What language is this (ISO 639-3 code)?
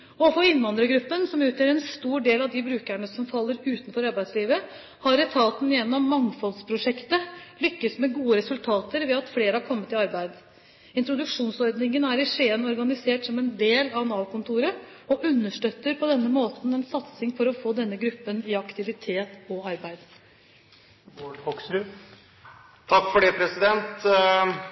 nob